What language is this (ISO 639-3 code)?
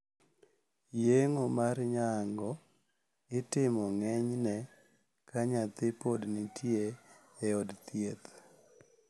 luo